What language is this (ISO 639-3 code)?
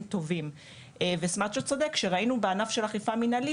heb